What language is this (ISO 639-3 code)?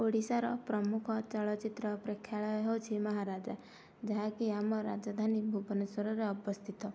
ori